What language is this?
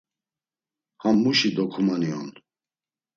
Laz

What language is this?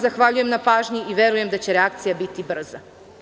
Serbian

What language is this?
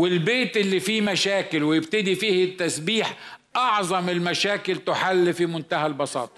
Arabic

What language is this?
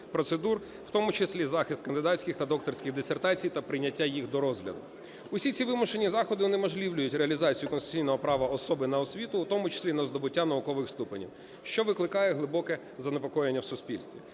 Ukrainian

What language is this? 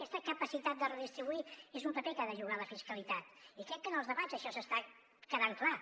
Catalan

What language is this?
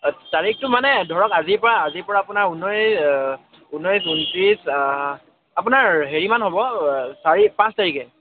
Assamese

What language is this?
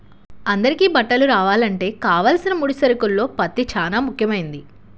Telugu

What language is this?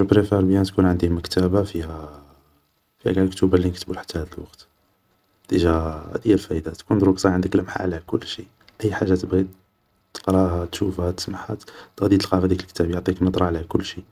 Algerian Arabic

